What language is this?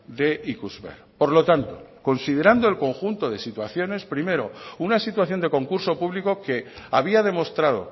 Spanish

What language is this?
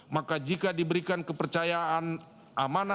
Indonesian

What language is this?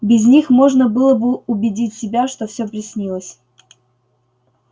Russian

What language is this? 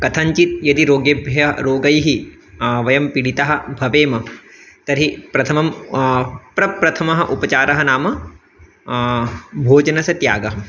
Sanskrit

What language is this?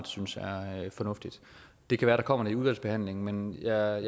Danish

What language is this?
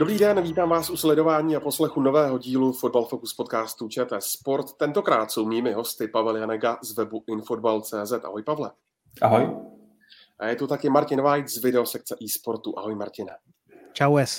Czech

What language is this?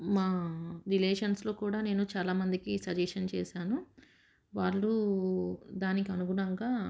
Telugu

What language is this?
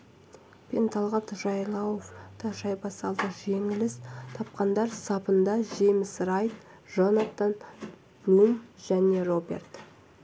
Kazakh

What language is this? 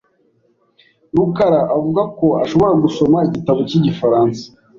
Kinyarwanda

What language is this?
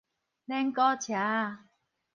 Min Nan Chinese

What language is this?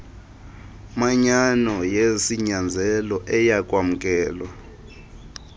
Xhosa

